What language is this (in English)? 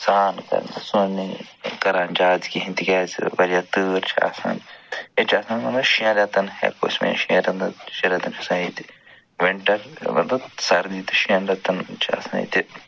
Kashmiri